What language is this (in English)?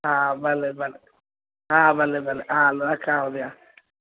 Sindhi